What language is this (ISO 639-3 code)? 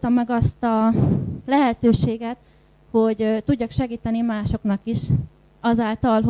hun